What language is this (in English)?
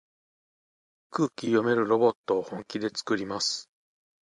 Japanese